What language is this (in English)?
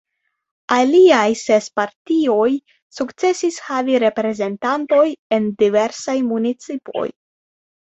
Esperanto